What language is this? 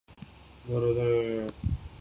Urdu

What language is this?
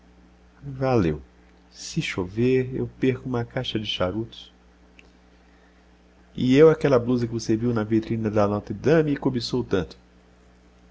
Portuguese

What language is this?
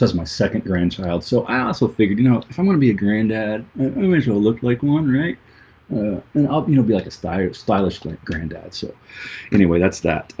English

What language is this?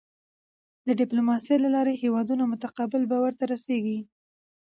Pashto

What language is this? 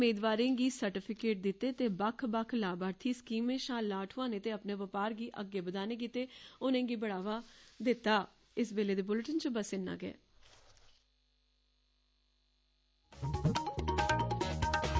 Dogri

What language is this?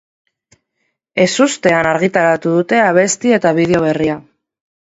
Basque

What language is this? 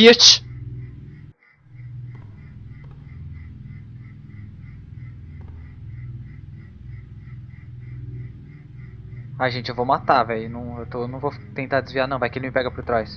Portuguese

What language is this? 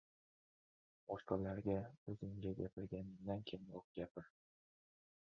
Uzbek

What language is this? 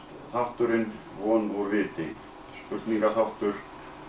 Icelandic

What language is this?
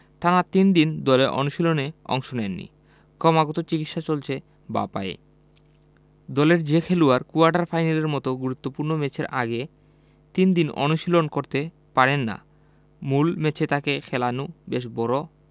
Bangla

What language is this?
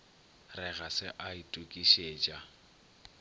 Northern Sotho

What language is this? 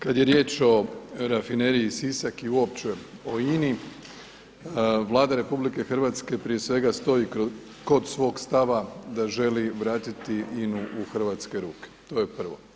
Croatian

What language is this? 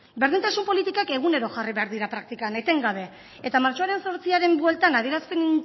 Basque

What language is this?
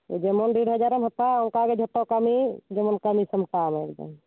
Santali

